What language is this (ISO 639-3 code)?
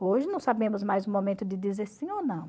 por